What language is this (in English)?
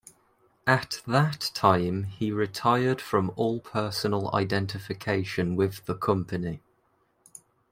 English